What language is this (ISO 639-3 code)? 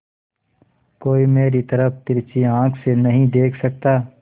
hin